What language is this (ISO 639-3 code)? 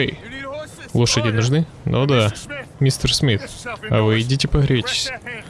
rus